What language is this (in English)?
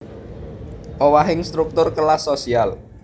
Javanese